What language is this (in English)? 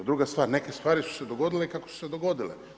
Croatian